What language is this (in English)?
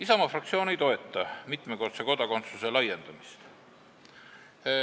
Estonian